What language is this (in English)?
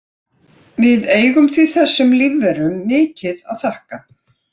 Icelandic